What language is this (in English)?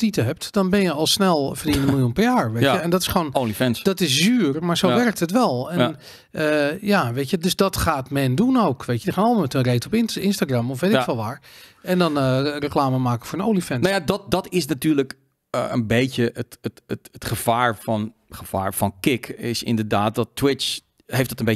Dutch